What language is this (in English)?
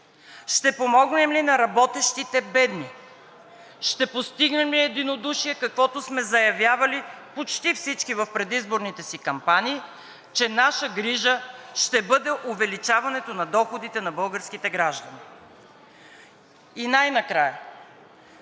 Bulgarian